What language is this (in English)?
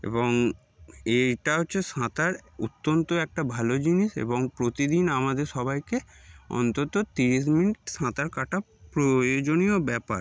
Bangla